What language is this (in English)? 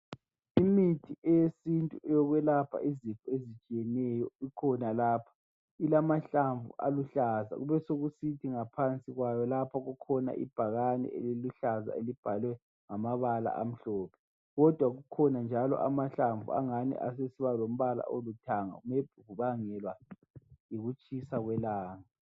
North Ndebele